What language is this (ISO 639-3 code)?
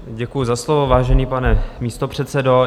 ces